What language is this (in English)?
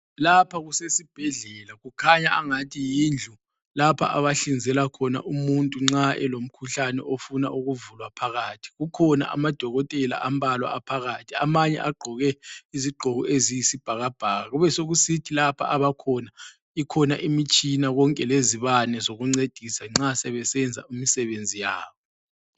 North Ndebele